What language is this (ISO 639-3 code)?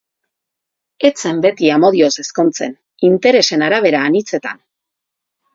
eus